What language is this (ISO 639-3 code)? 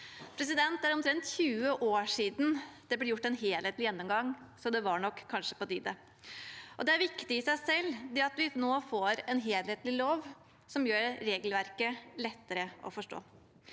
nor